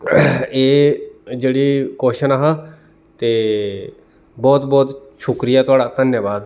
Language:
Dogri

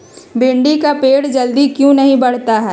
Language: Magahi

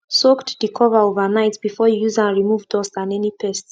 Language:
Nigerian Pidgin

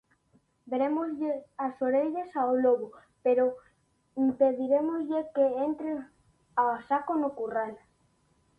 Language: Galician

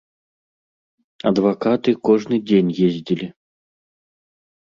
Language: Belarusian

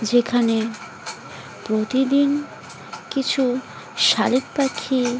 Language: Bangla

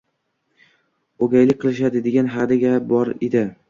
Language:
Uzbek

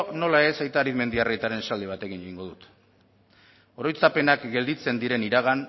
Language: Basque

